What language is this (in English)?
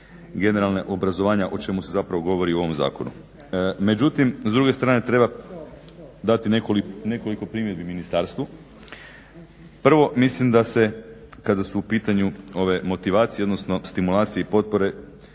Croatian